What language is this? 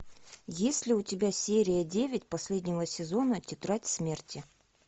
Russian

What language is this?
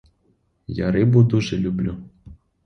Ukrainian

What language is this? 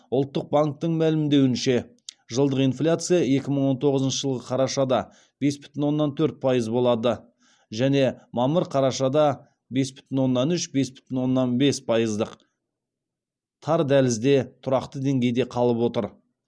Kazakh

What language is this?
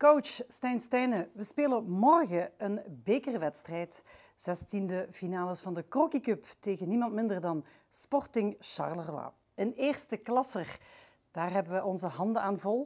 Dutch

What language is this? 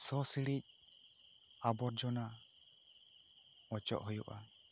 Santali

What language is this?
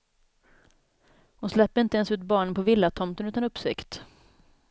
Swedish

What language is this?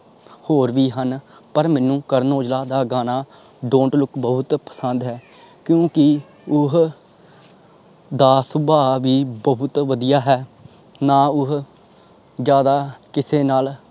Punjabi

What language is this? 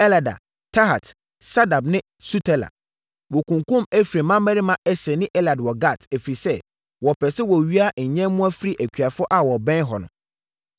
Akan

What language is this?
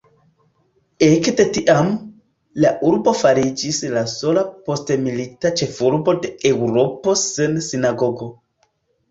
Esperanto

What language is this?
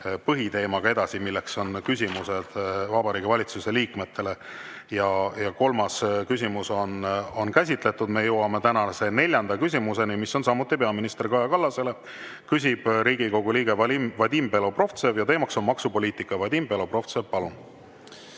Estonian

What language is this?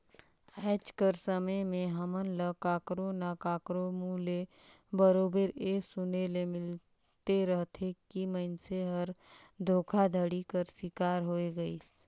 Chhattisgarhi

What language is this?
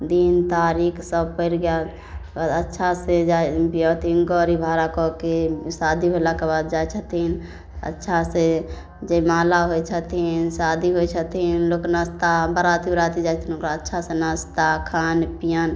Maithili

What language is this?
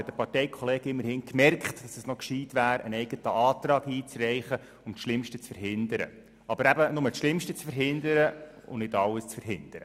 Swiss German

